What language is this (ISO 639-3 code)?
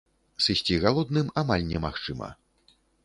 bel